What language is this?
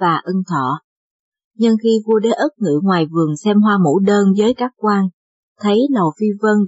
Vietnamese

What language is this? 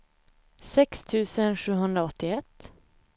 Swedish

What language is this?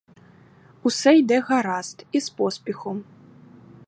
Ukrainian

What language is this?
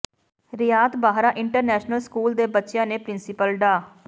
Punjabi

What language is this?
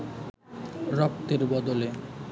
Bangla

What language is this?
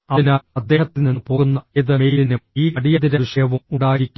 Malayalam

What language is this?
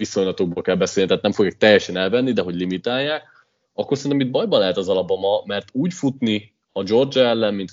Hungarian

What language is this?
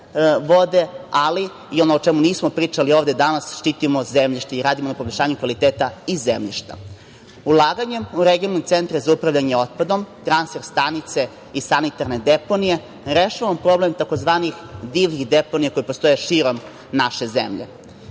Serbian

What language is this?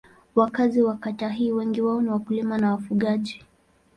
Swahili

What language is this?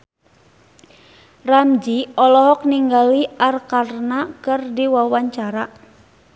Sundanese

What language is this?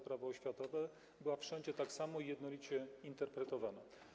Polish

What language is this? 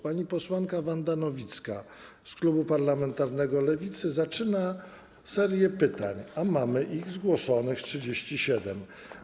Polish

